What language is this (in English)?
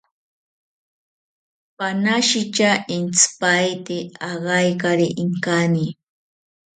South Ucayali Ashéninka